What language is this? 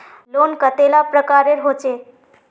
Magahi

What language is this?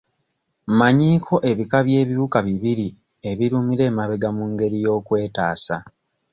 Ganda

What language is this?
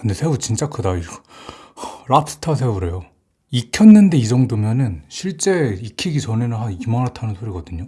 Korean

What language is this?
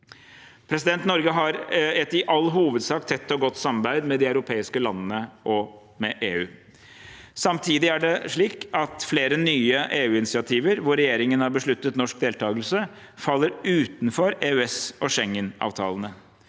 Norwegian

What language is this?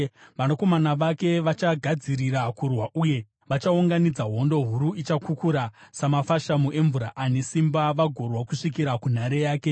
Shona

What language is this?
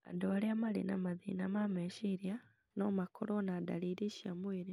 Kikuyu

